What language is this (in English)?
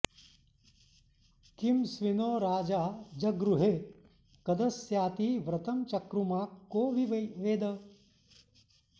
Sanskrit